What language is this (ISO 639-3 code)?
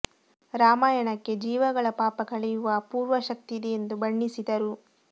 kan